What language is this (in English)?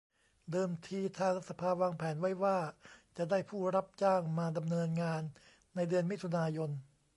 Thai